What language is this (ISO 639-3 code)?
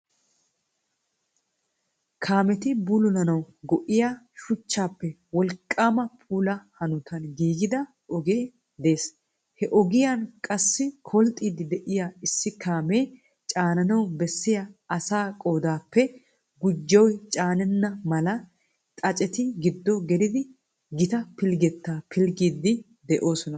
wal